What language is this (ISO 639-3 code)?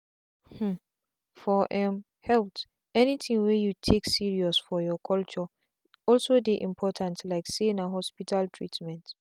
pcm